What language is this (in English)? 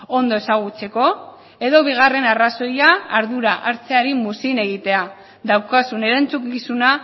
Basque